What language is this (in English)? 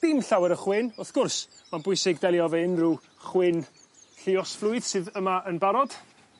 Welsh